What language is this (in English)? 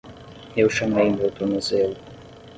Portuguese